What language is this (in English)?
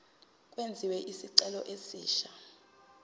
Zulu